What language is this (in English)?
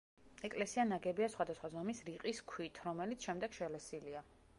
Georgian